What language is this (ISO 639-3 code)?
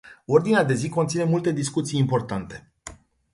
ron